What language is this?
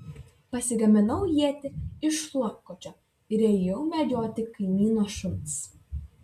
Lithuanian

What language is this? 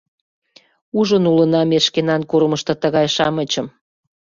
Mari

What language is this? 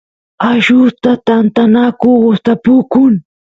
Santiago del Estero Quichua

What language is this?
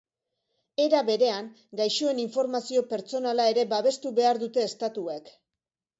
Basque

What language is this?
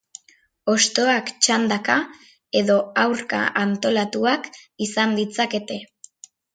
Basque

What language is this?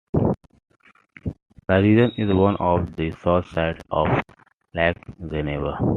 English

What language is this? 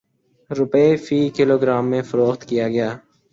Urdu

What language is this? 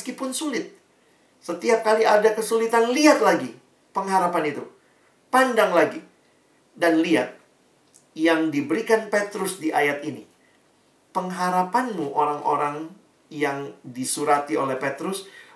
Indonesian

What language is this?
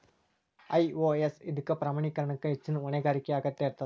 Kannada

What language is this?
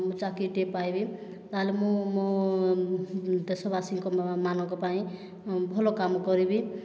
Odia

